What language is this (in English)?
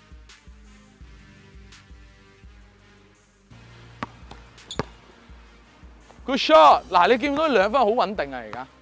Chinese